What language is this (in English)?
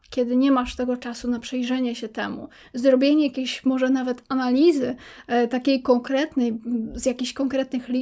Polish